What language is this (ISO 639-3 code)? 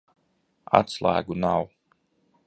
lav